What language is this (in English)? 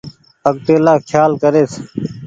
Goaria